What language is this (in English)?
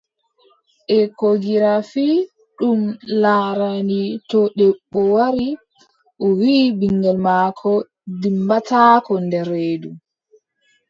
Adamawa Fulfulde